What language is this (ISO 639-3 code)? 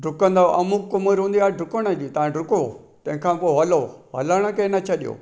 snd